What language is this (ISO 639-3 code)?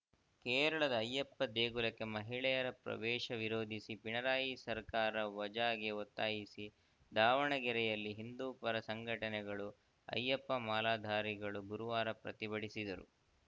kan